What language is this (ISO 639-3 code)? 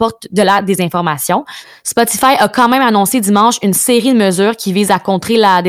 fra